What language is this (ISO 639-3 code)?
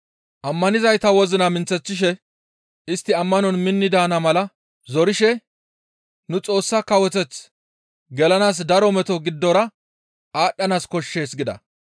gmv